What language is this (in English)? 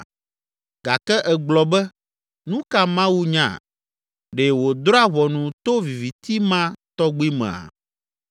Ewe